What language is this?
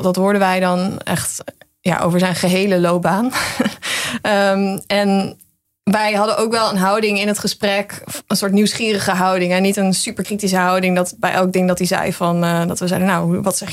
Dutch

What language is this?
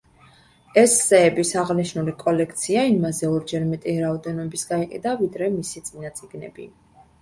Georgian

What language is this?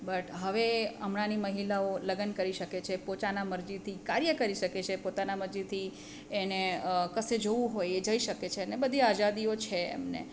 Gujarati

